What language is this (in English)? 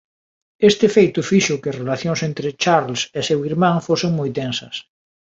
Galician